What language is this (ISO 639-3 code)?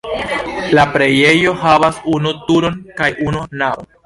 epo